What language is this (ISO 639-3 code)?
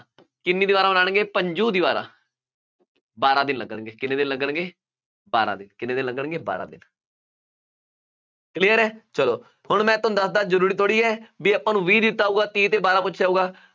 pan